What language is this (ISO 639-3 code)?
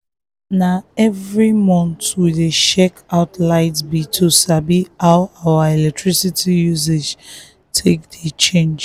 pcm